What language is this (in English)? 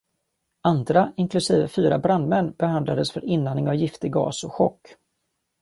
Swedish